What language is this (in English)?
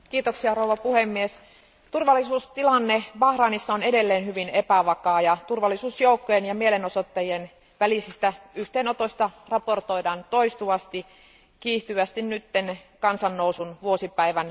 Finnish